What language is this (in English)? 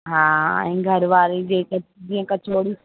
Sindhi